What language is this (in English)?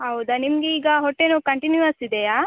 Kannada